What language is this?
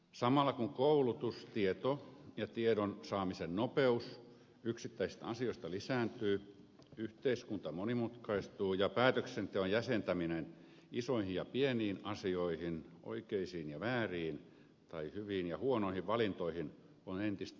Finnish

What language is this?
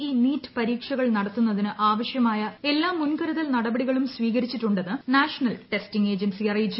Malayalam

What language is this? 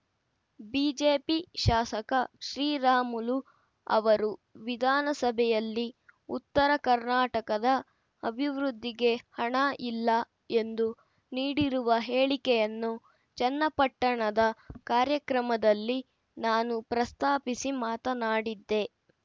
Kannada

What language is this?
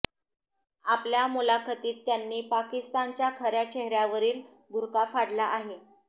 Marathi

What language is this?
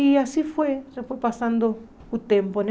Portuguese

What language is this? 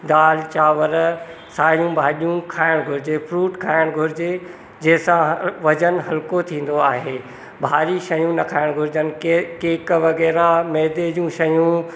Sindhi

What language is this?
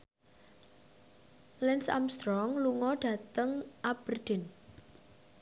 Javanese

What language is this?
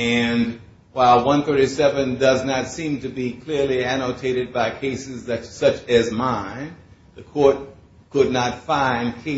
English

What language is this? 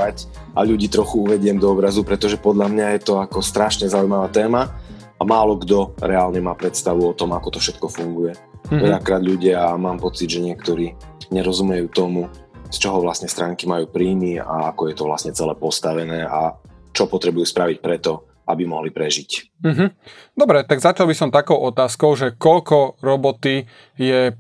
Slovak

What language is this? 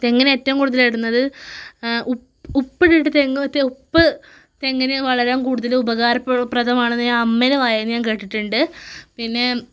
Malayalam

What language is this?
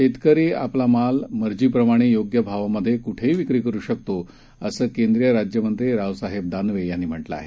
Marathi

